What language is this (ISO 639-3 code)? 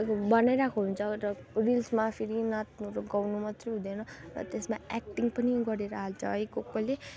nep